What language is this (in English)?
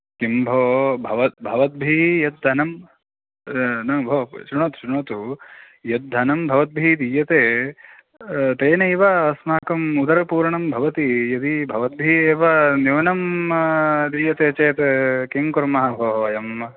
Sanskrit